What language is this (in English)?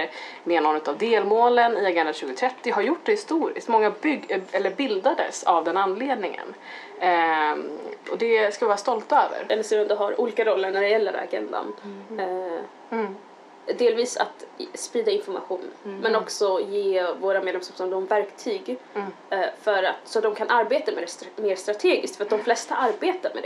Swedish